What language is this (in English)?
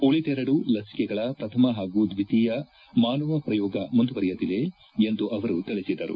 Kannada